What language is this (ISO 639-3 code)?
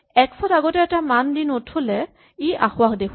asm